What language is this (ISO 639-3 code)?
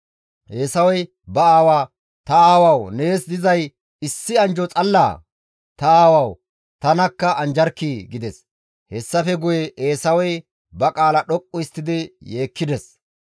gmv